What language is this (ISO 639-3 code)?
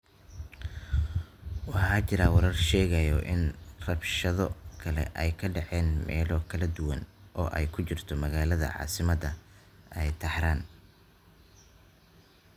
som